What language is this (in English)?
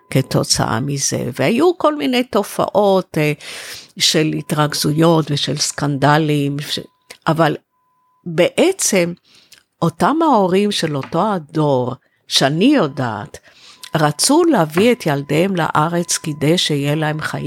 Hebrew